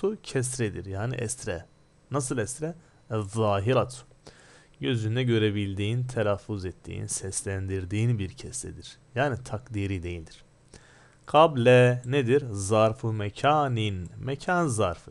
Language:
Turkish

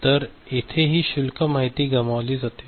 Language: Marathi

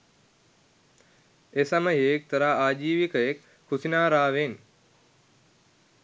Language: Sinhala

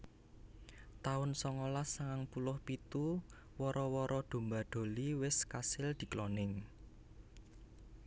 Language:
Javanese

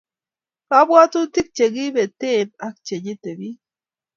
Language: Kalenjin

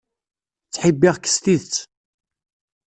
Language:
Kabyle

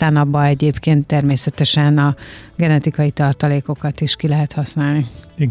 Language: Hungarian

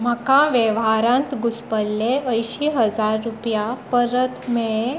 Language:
Konkani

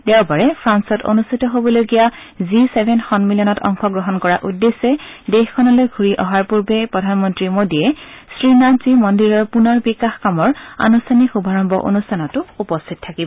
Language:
Assamese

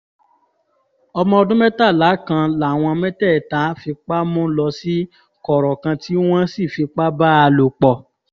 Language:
Yoruba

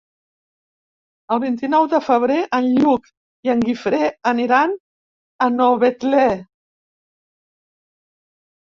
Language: Catalan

